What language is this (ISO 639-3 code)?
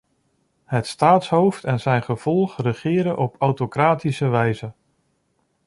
nld